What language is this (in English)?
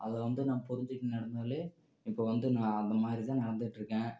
Tamil